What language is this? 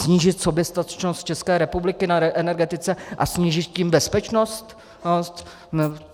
Czech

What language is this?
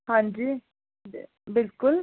Dogri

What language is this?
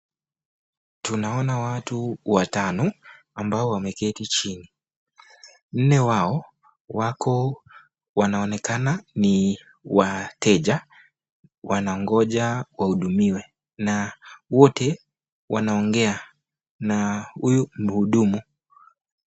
Swahili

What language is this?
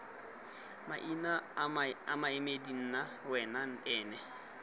Tswana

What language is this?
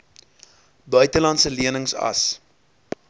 Afrikaans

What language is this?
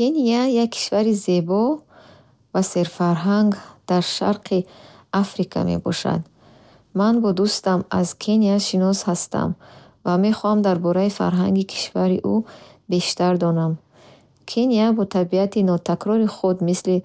Bukharic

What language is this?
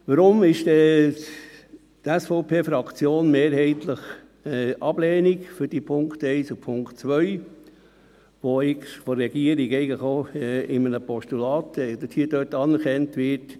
Swiss German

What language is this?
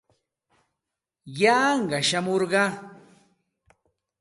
Santa Ana de Tusi Pasco Quechua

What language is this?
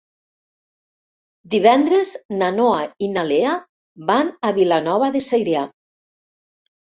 Catalan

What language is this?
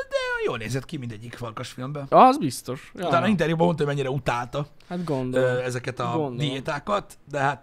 Hungarian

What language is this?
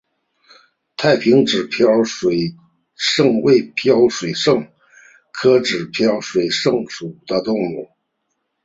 Chinese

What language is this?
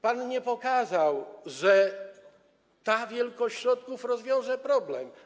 Polish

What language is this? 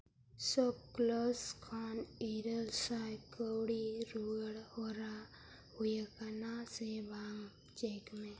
Santali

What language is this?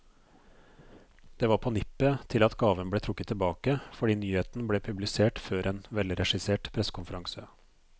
Norwegian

